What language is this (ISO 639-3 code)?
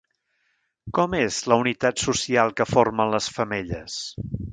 cat